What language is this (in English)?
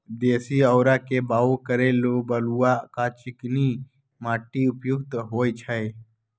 Magahi